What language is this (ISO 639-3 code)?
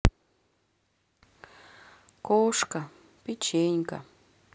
rus